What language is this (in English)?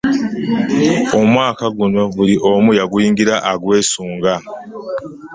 Ganda